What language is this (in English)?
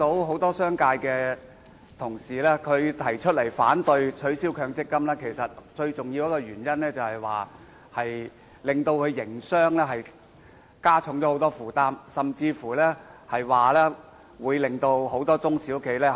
Cantonese